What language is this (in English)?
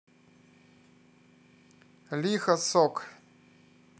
Russian